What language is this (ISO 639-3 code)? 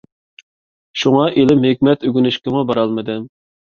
uig